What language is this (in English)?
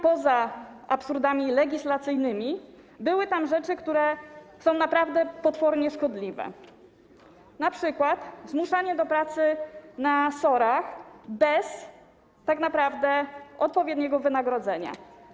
Polish